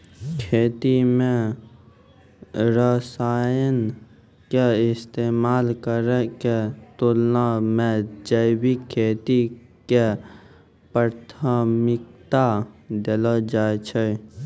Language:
Maithili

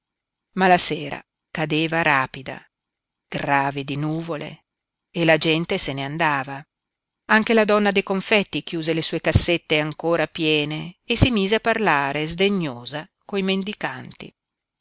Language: Italian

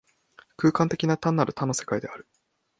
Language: Japanese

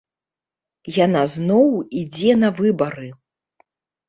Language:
Belarusian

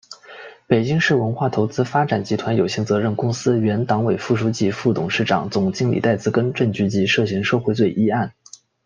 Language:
Chinese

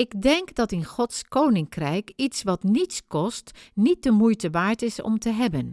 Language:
Dutch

